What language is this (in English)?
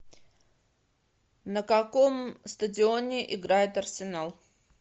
Russian